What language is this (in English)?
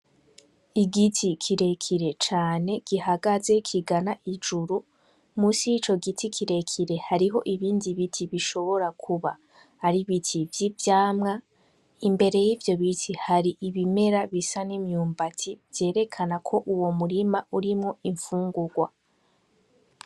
Rundi